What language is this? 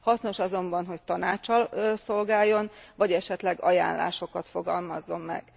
Hungarian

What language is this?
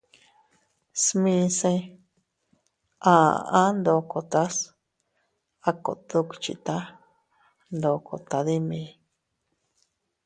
Teutila Cuicatec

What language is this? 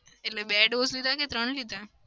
Gujarati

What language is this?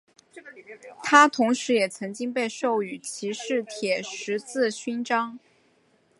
Chinese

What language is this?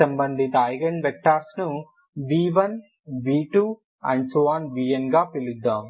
Telugu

